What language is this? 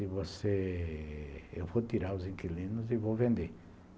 Portuguese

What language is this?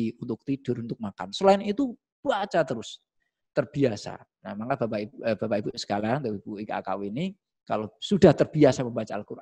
Indonesian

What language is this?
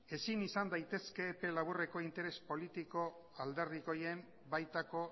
Basque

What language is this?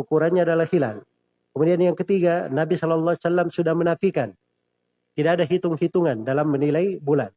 Indonesian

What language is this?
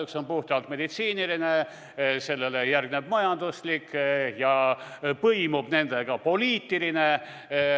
Estonian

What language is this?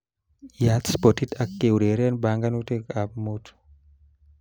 Kalenjin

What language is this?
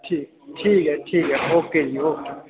Dogri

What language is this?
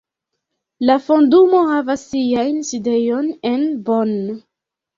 Esperanto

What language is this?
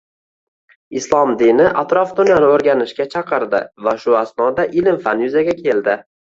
Uzbek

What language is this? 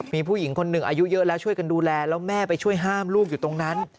Thai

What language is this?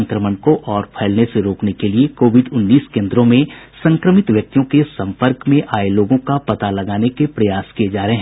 Hindi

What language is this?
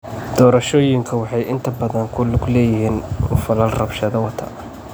Somali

